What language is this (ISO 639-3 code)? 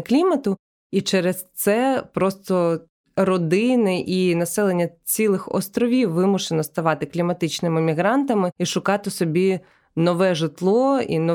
ukr